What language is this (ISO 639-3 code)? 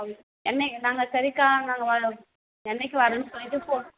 tam